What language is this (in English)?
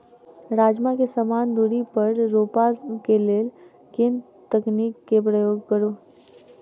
Maithili